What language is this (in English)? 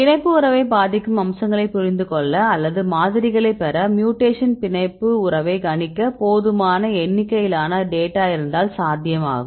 Tamil